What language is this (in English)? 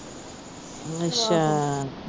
Punjabi